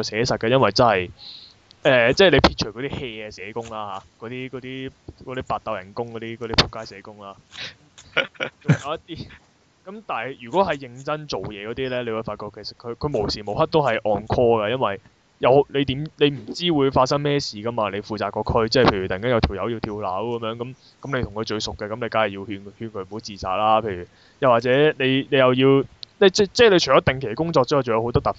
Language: Chinese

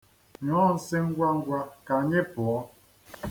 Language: Igbo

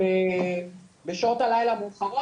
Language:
Hebrew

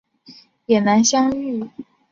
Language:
Chinese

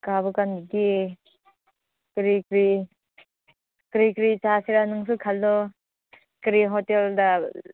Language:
Manipuri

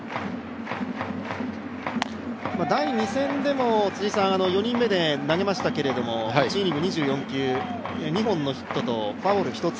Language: Japanese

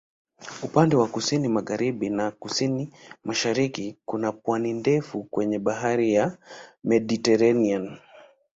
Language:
Swahili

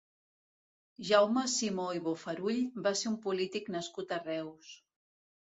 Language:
Catalan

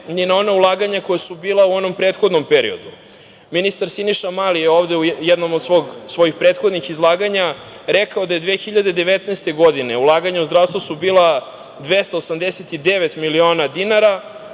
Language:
Serbian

